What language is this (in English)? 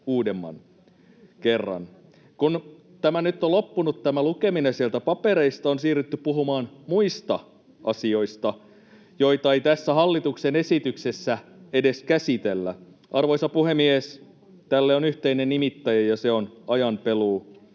Finnish